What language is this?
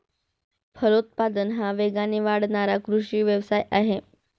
Marathi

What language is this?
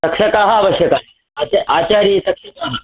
Sanskrit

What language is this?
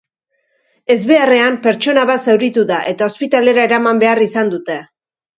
Basque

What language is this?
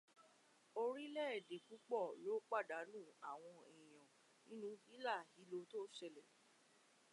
Yoruba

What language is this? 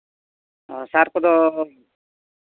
Santali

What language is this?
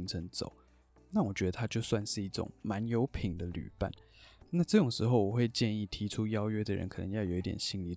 Chinese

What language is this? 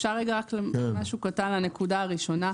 Hebrew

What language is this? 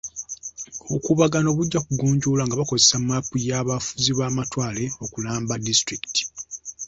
Ganda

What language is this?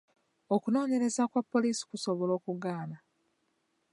Ganda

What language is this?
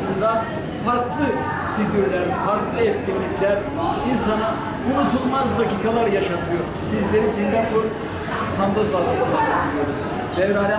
Turkish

